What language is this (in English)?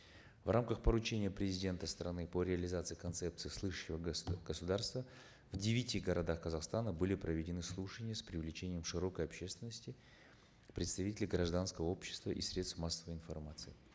Kazakh